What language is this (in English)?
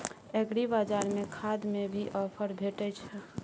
Maithili